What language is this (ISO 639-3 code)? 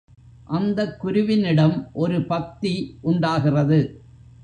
tam